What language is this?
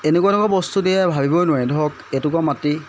Assamese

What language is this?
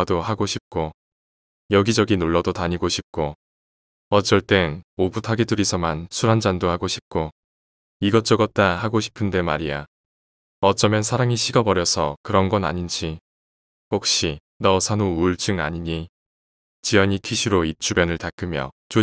Korean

